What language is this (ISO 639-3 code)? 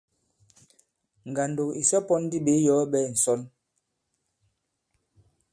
abb